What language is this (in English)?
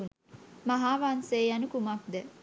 Sinhala